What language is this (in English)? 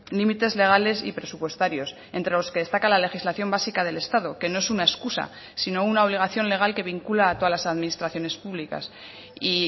Spanish